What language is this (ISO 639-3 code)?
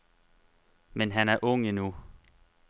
dan